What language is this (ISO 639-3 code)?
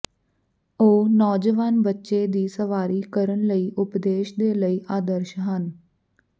pan